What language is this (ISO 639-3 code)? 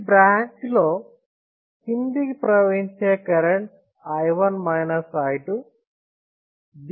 tel